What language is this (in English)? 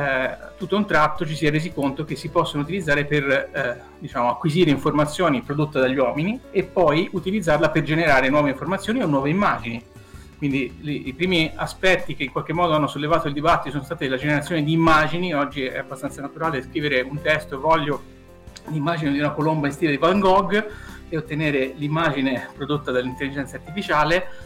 Italian